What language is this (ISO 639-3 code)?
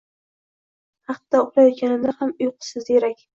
uzb